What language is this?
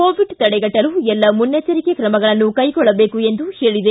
Kannada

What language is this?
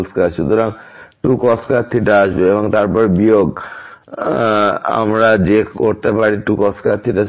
Bangla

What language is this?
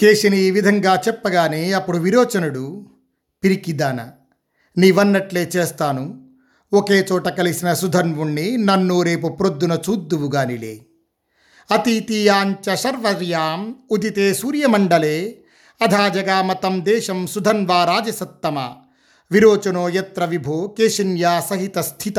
Telugu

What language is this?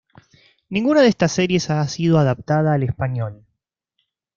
Spanish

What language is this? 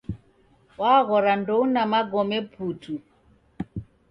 Taita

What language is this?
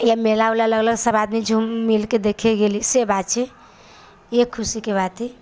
Maithili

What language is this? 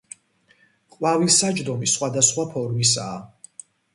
Georgian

